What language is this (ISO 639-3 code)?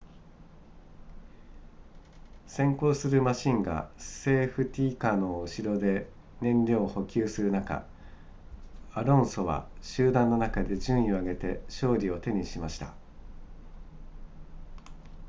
jpn